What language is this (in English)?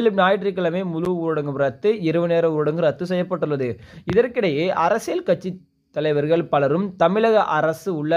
French